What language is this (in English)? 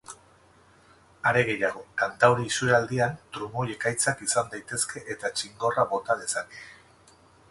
Basque